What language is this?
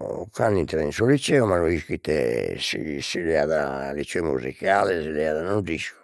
Sardinian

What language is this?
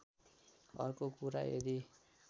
Nepali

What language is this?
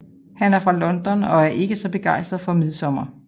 Danish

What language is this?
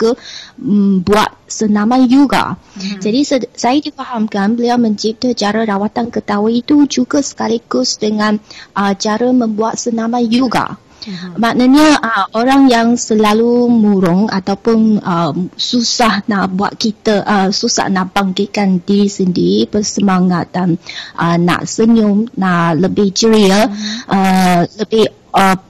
Malay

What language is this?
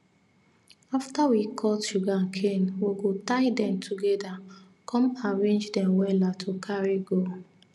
Nigerian Pidgin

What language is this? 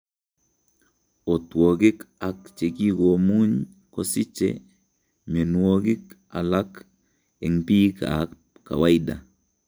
Kalenjin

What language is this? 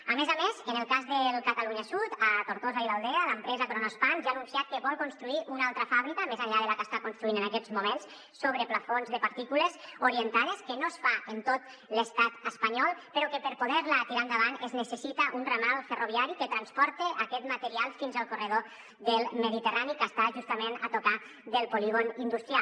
Catalan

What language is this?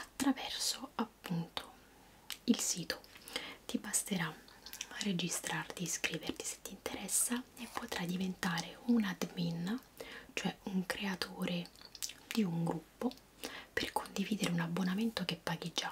Italian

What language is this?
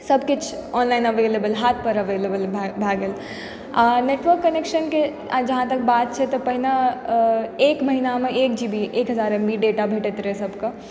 Maithili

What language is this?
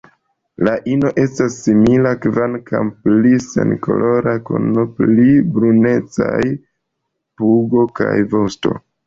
Esperanto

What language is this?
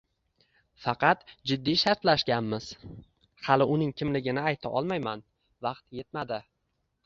Uzbek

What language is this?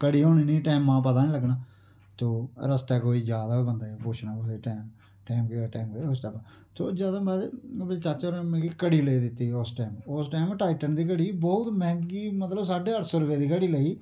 Dogri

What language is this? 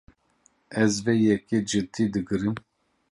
Kurdish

